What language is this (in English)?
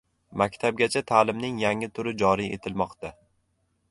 Uzbek